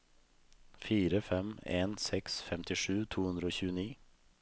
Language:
Norwegian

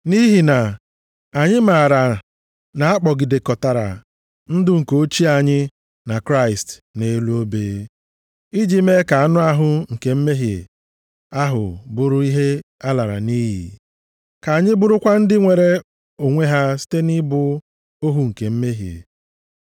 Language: Igbo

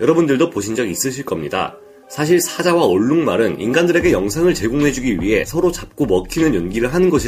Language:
Korean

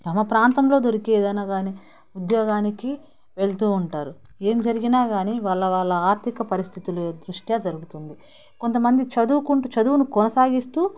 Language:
Telugu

